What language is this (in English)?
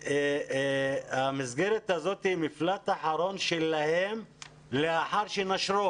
Hebrew